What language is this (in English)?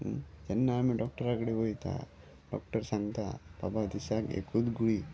Konkani